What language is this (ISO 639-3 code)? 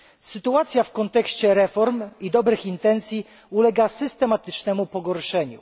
pol